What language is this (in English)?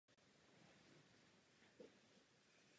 Czech